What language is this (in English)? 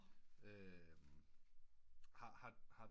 Danish